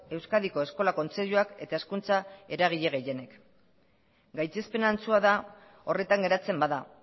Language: Basque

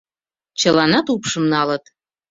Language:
Mari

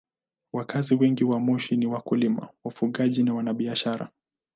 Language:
Swahili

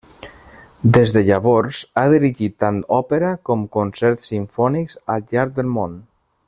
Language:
Catalan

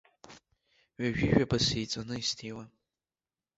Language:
Abkhazian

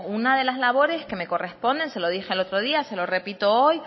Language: Spanish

